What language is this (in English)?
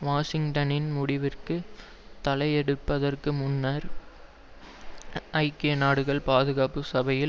Tamil